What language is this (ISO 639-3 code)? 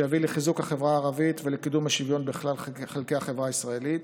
heb